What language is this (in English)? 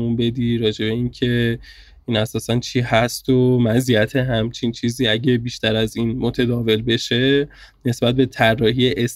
Persian